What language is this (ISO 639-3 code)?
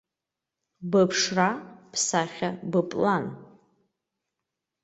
abk